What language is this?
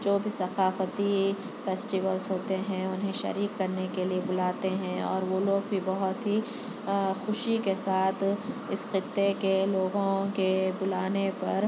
Urdu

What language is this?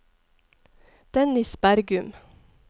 Norwegian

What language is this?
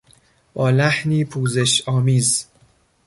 Persian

